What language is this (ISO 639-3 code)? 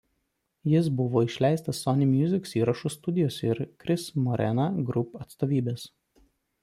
lit